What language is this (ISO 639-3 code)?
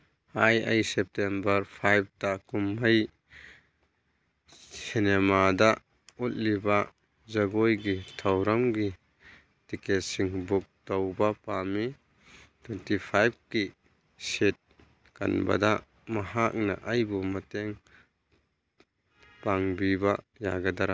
mni